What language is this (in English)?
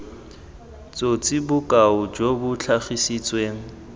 Tswana